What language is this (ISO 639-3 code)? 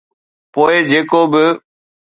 snd